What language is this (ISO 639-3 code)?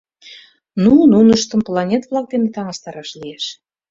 chm